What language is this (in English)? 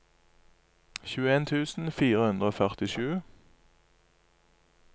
Norwegian